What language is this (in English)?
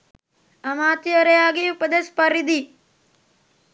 Sinhala